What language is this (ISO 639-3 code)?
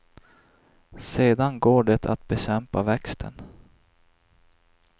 swe